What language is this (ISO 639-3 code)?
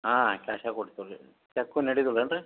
kan